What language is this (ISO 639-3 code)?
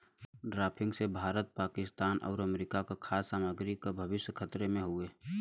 bho